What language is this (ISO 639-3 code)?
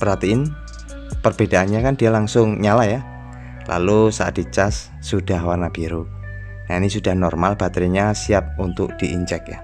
ind